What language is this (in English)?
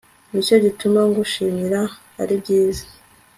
Kinyarwanda